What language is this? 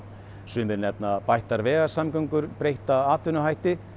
Icelandic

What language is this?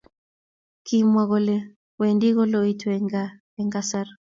Kalenjin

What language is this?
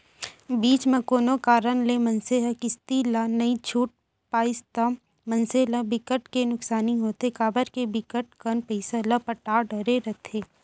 Chhattisgarhi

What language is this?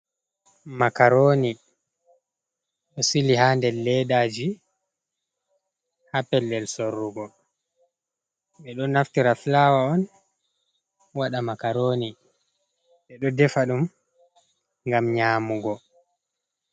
Fula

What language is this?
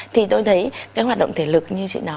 Vietnamese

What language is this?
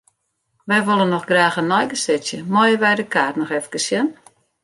Western Frisian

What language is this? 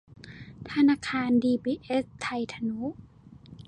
Thai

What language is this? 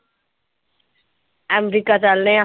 Punjabi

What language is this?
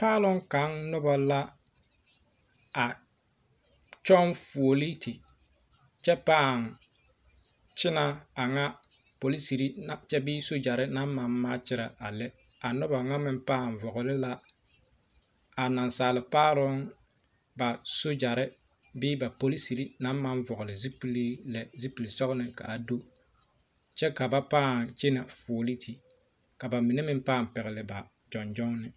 Southern Dagaare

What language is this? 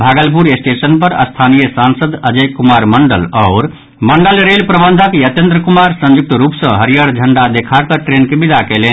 Maithili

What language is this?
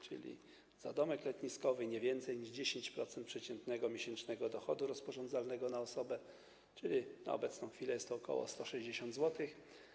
Polish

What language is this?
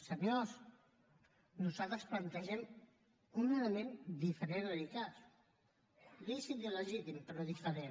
Catalan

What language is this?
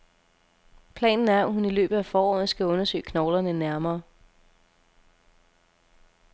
Danish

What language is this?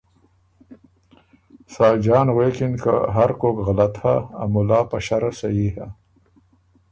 Ormuri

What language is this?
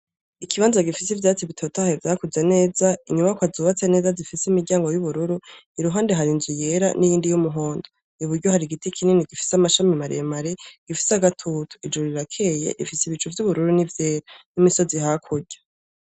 Rundi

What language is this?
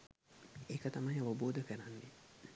Sinhala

